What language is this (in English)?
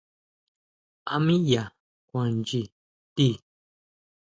Huautla Mazatec